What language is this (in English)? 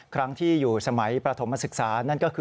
Thai